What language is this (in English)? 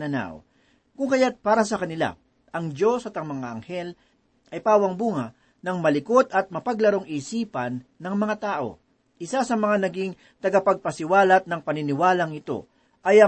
Filipino